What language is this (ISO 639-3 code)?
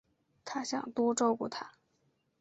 zho